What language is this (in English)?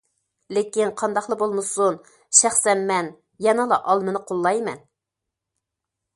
Uyghur